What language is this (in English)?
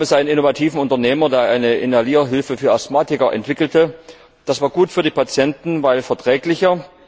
German